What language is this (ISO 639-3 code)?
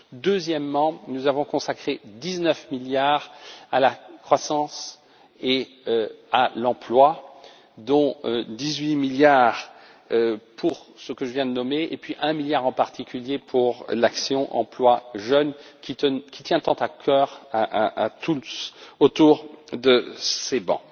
fra